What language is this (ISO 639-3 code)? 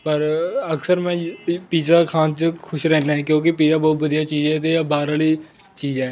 pan